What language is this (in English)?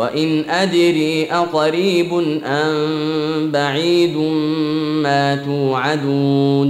Arabic